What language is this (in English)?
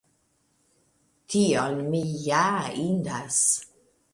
Esperanto